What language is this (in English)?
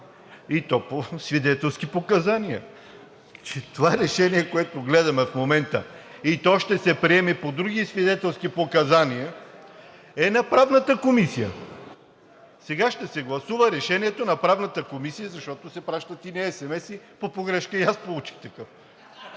Bulgarian